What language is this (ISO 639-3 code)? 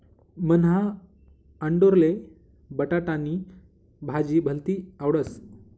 mar